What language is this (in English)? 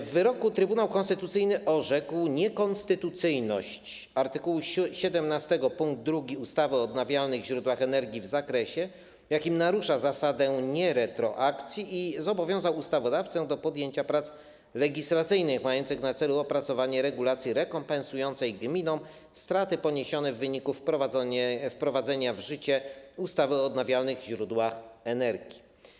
Polish